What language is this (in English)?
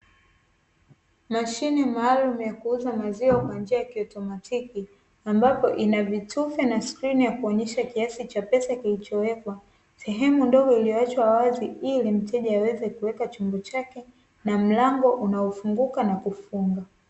Swahili